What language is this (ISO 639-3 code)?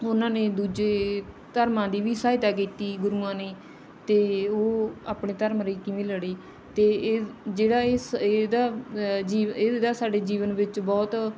pan